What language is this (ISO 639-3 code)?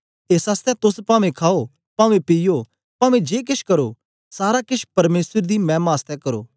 doi